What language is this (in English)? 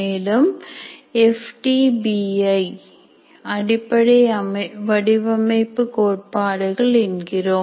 Tamil